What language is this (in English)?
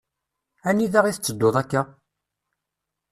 Kabyle